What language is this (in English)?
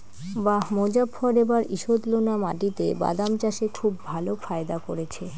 Bangla